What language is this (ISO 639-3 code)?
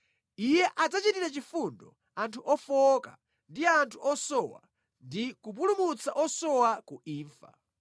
nya